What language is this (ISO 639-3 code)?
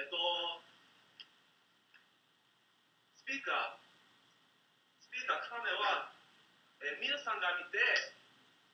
jpn